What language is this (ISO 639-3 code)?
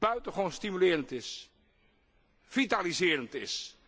nld